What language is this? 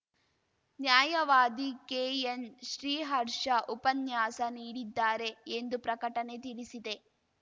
Kannada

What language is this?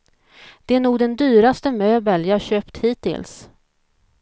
Swedish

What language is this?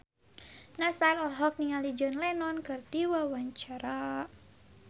Sundanese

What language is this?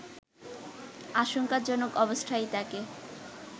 Bangla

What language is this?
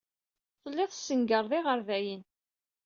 Kabyle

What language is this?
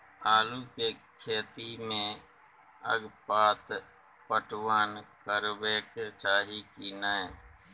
Maithili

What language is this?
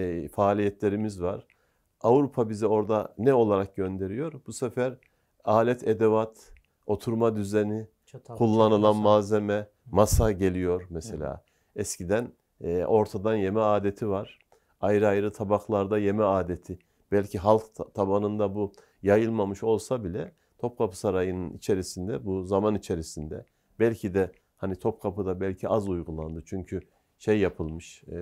Turkish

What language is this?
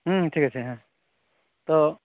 Santali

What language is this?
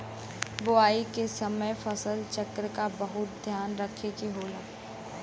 Bhojpuri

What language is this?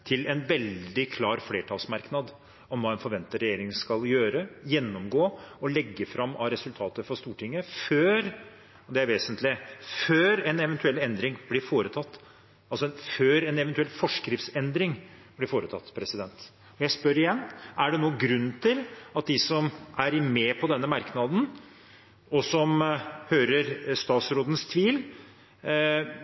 Norwegian Bokmål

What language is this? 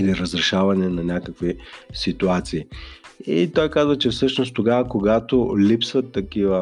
Bulgarian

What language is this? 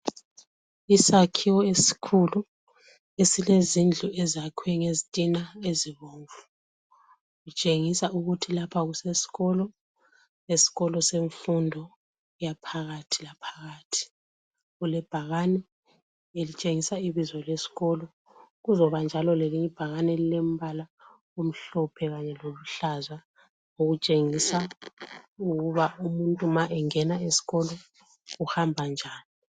North Ndebele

